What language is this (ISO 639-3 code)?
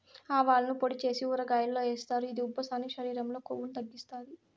tel